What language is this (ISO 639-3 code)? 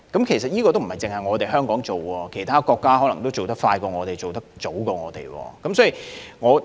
yue